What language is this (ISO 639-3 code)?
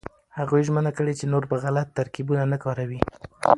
pus